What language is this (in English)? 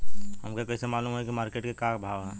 Bhojpuri